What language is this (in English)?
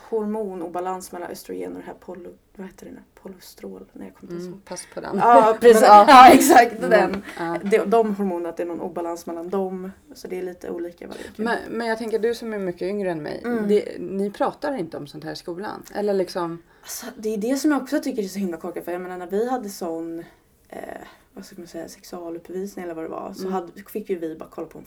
Swedish